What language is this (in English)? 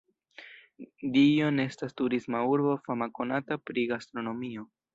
Esperanto